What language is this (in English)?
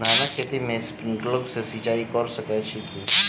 Maithili